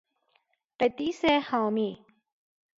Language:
Persian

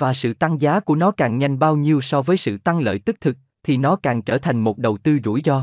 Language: Vietnamese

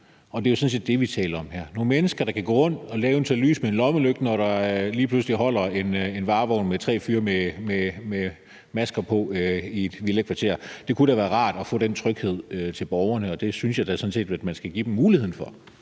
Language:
Danish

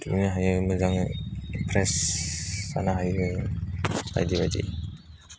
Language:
Bodo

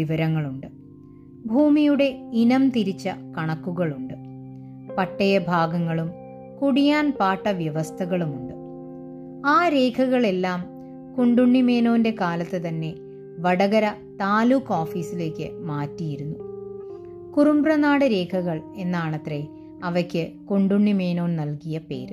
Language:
Malayalam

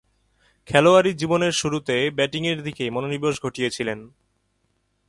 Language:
Bangla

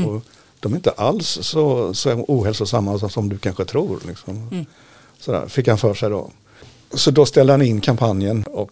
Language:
Swedish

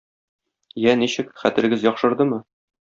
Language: Tatar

